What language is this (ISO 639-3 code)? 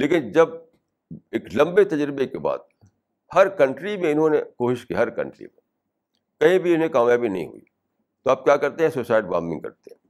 urd